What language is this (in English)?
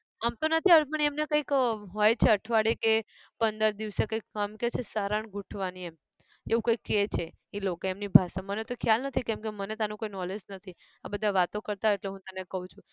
Gujarati